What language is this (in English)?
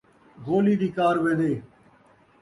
Saraiki